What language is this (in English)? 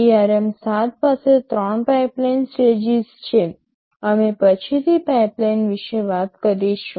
Gujarati